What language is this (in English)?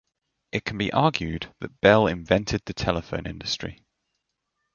English